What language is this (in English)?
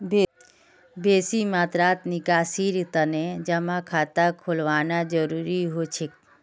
Magahi